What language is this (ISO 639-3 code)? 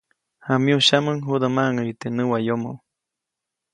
zoc